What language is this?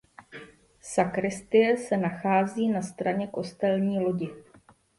Czech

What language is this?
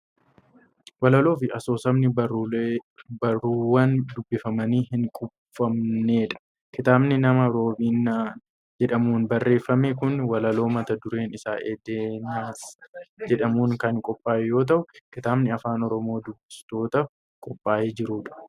Oromo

